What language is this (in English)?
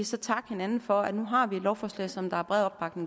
Danish